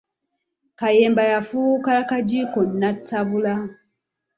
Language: Ganda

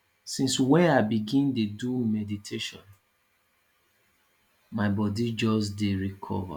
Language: Nigerian Pidgin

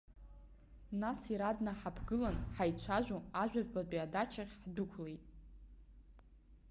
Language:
Abkhazian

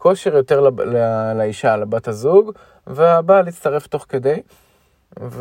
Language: Hebrew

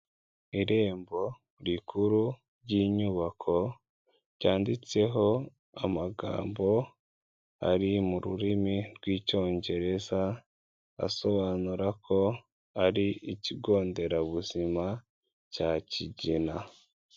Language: Kinyarwanda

